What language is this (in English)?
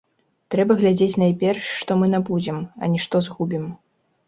Belarusian